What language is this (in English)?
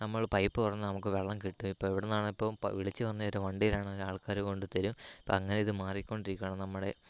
Malayalam